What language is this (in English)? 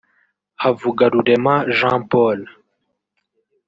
Kinyarwanda